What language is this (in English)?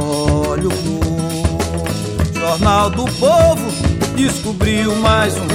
Portuguese